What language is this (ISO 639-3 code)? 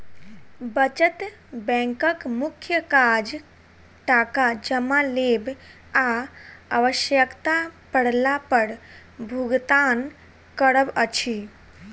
mai